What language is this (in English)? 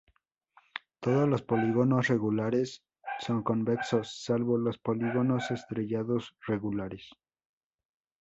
Spanish